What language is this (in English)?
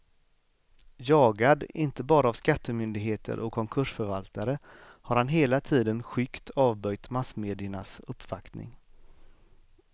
Swedish